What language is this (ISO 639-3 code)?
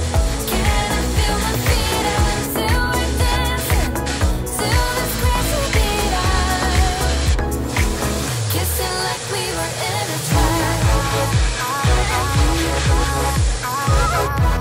kor